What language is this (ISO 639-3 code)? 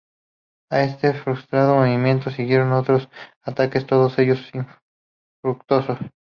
spa